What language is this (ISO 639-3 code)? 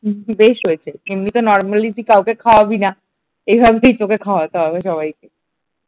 ben